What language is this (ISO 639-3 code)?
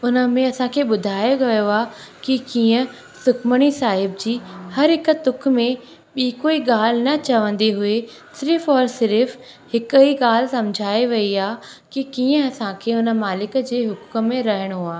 snd